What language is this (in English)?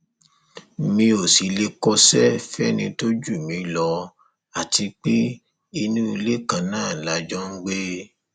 Yoruba